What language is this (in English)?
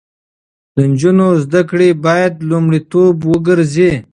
Pashto